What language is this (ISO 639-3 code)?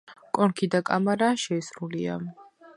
kat